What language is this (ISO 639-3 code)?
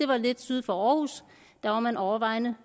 dan